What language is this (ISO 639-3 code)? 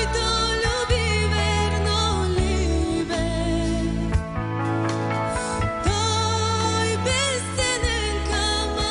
bul